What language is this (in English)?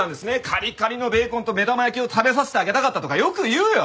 Japanese